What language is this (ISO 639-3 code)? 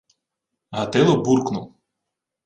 ukr